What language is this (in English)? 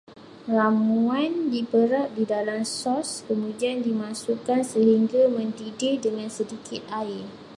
Malay